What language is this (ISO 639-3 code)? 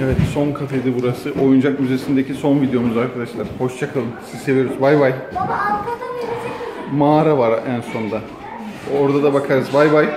tur